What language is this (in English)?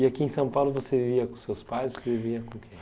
Portuguese